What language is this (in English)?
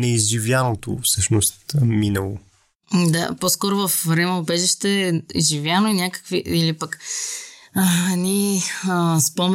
Bulgarian